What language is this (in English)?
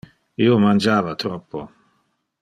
Interlingua